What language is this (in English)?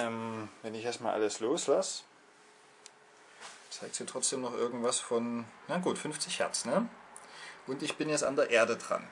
German